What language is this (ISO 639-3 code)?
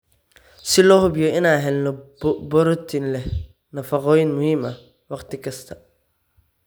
som